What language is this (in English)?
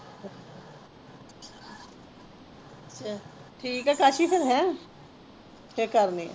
Punjabi